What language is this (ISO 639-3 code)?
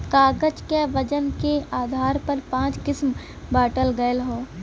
bho